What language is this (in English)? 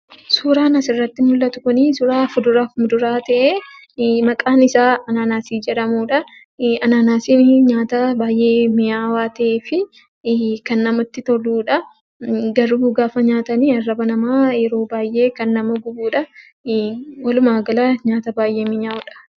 Oromo